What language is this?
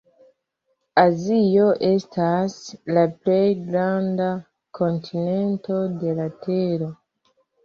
Esperanto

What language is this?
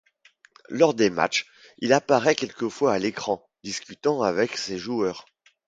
French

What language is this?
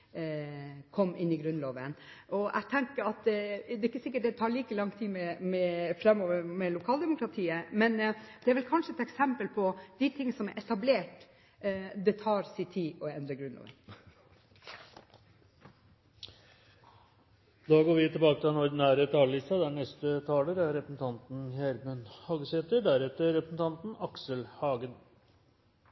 Norwegian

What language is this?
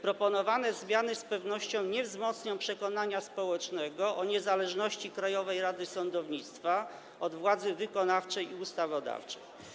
Polish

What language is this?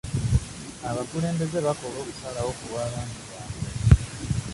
Ganda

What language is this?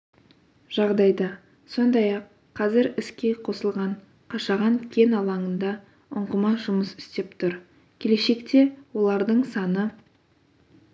Kazakh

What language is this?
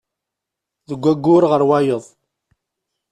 Kabyle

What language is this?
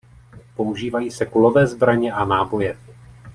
Czech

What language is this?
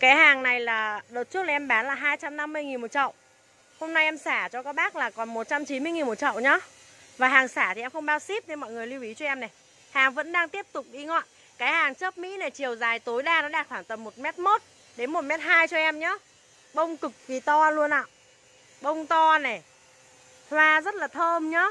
Vietnamese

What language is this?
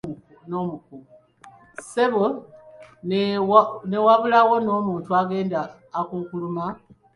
Ganda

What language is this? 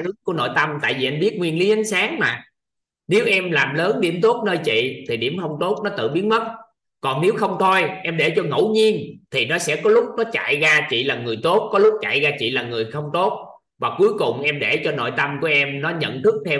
Vietnamese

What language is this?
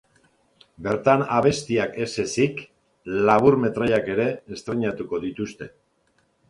Basque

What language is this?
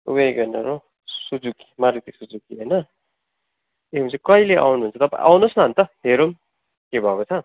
Nepali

